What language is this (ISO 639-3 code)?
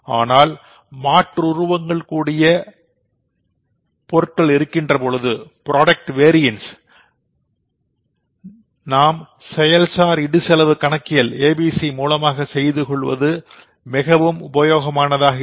tam